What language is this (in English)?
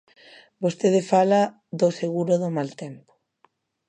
Galician